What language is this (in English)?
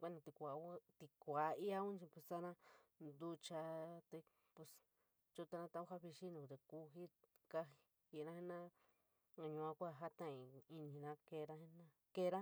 San Miguel El Grande Mixtec